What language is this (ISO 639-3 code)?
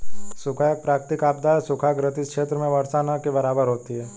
hin